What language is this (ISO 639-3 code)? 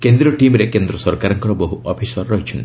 ori